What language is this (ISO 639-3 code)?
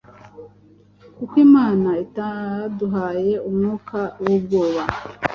kin